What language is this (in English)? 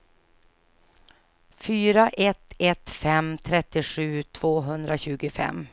Swedish